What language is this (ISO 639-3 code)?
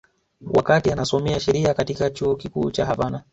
swa